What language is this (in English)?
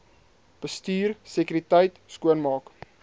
Afrikaans